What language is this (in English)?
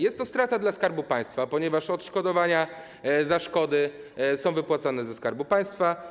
Polish